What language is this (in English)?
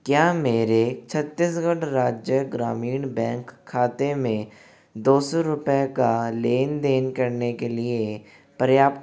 Hindi